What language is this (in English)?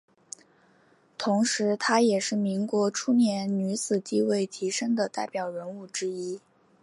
Chinese